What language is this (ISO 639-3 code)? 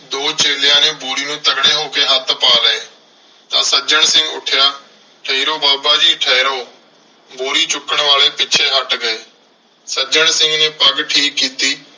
pan